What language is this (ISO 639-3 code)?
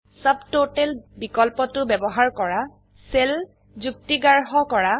asm